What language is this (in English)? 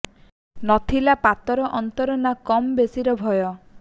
Odia